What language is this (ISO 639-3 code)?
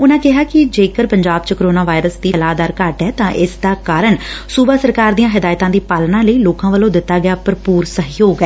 pan